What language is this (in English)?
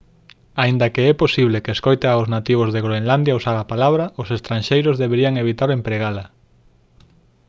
Galician